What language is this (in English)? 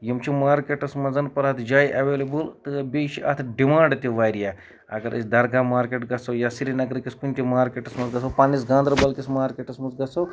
Kashmiri